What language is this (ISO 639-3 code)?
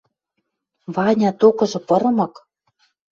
mrj